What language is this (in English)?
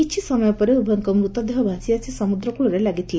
Odia